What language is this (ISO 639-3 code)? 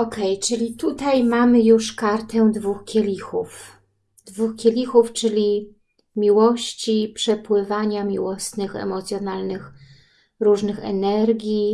pol